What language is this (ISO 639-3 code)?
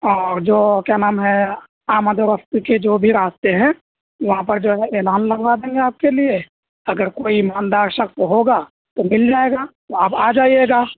urd